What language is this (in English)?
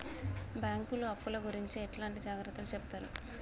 Telugu